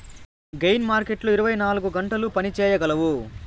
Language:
Telugu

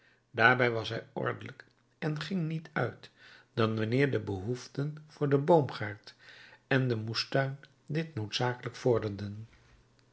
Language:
Dutch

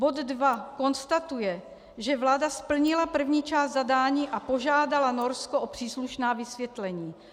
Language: Czech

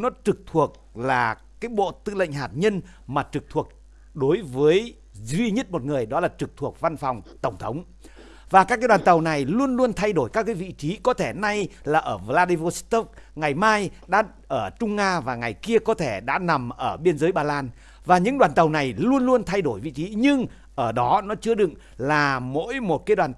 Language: Vietnamese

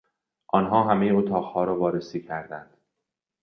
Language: Persian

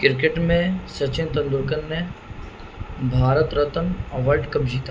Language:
Urdu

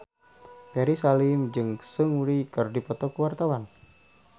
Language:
Sundanese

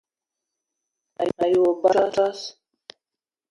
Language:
Eton (Cameroon)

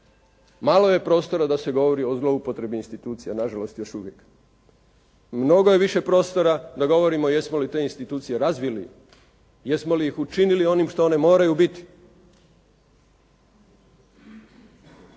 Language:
Croatian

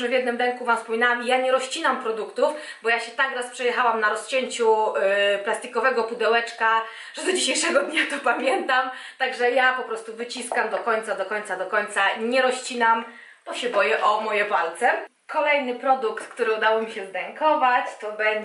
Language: Polish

